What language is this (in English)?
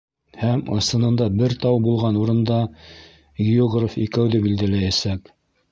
Bashkir